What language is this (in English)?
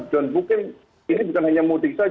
Indonesian